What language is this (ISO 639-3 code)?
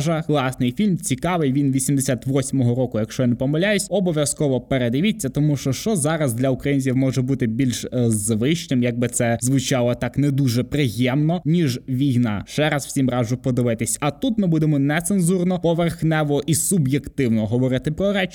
ukr